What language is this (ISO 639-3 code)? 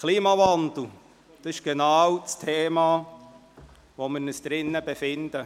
gsw